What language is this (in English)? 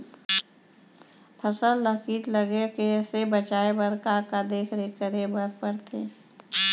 Chhattisgarhi